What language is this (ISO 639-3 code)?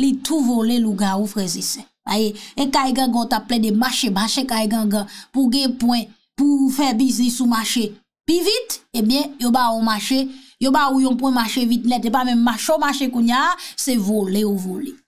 fra